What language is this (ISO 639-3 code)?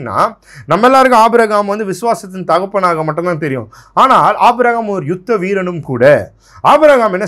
ron